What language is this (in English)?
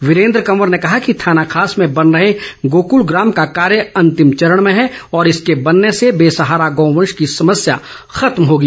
Hindi